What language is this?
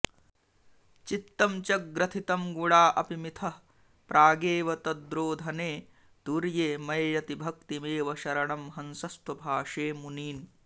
Sanskrit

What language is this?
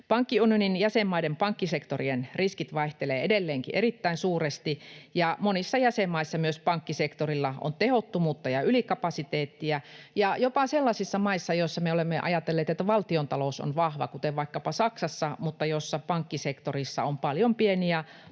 Finnish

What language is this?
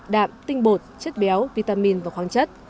Vietnamese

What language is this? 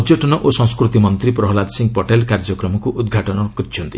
Odia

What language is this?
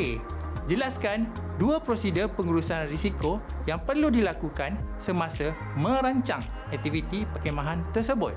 Malay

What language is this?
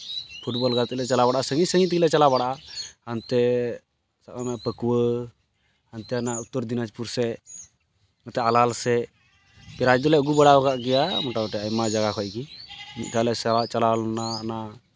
Santali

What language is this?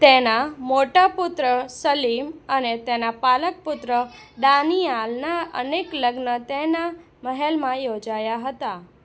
Gujarati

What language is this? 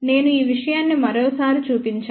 Telugu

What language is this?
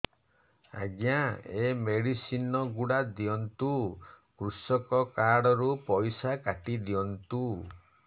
Odia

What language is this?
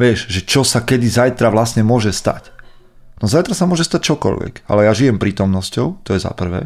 Slovak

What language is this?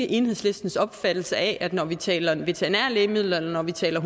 Danish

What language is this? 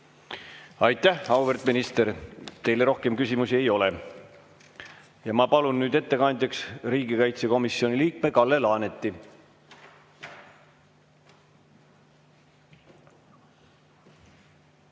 Estonian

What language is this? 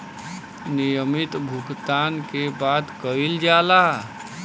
Bhojpuri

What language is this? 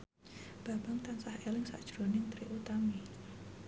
Javanese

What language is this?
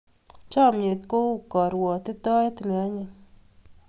Kalenjin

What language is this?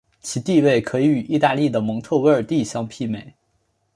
Chinese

